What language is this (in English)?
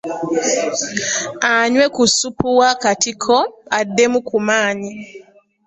Ganda